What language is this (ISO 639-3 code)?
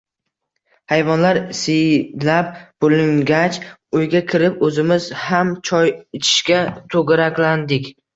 uzb